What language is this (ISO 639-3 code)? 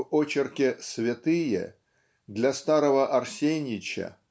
rus